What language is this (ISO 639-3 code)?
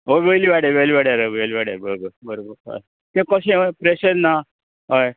kok